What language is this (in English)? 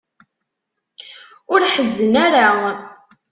Kabyle